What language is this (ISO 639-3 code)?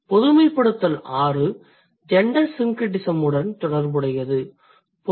tam